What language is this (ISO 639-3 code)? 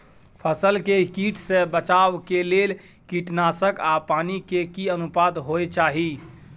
mai